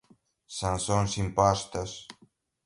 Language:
Portuguese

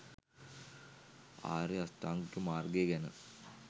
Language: Sinhala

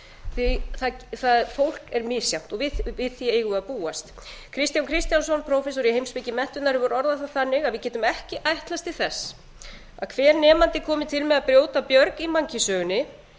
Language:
Icelandic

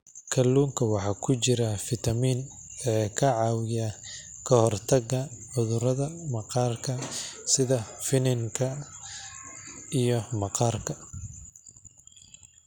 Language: Somali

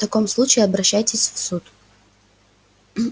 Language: Russian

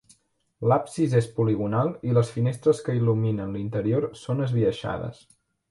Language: Catalan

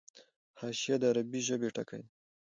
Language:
Pashto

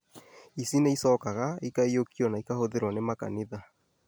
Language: Kikuyu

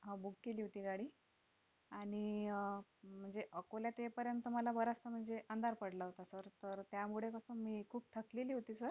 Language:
Marathi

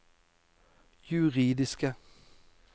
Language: Norwegian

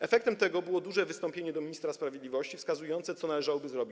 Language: Polish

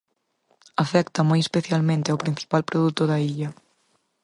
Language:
Galician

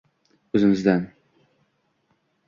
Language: Uzbek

